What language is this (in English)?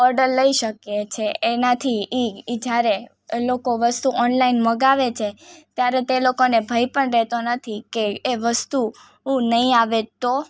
Gujarati